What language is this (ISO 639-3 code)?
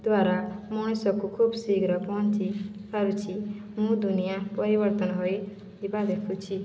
ori